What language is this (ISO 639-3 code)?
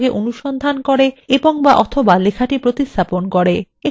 ben